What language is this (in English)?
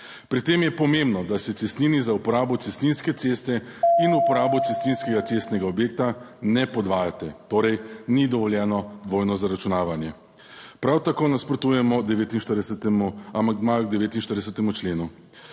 Slovenian